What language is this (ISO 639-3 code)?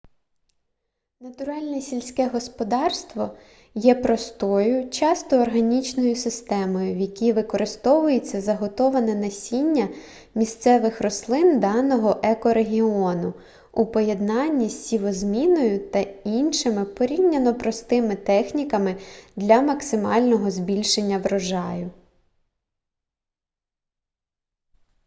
ukr